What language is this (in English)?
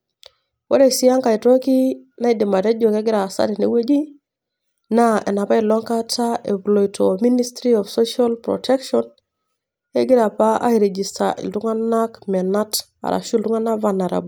Masai